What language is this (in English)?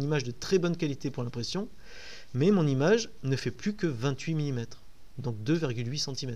French